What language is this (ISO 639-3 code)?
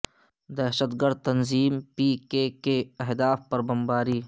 urd